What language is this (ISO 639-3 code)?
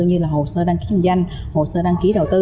vie